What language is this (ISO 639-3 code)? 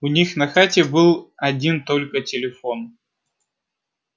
rus